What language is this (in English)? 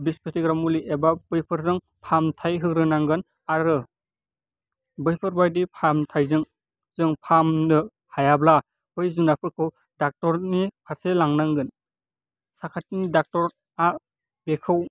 Bodo